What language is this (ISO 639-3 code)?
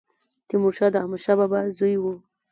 pus